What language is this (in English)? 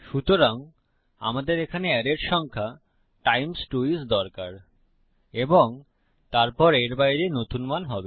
Bangla